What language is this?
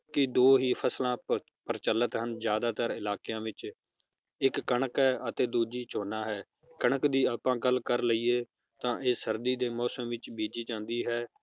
Punjabi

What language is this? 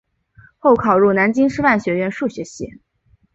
Chinese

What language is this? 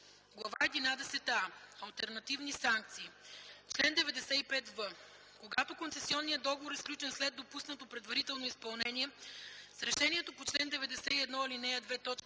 Bulgarian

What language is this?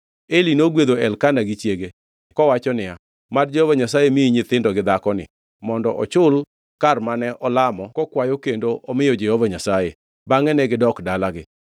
Luo (Kenya and Tanzania)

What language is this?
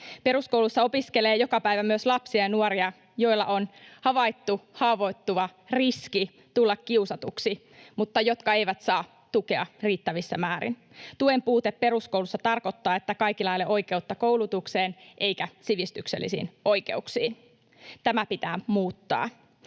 Finnish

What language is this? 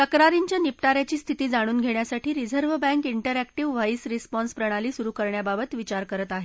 Marathi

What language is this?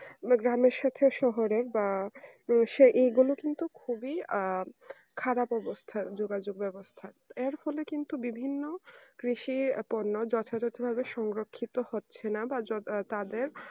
Bangla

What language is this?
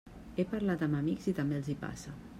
Catalan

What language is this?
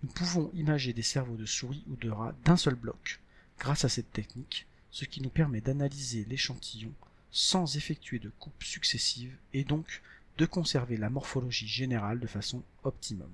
French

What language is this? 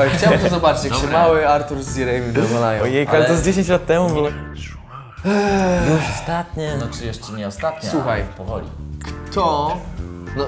Polish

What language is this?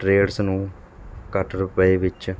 Punjabi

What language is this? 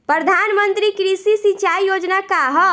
Bhojpuri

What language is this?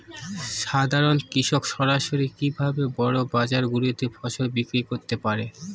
Bangla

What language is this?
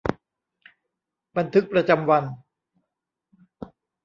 Thai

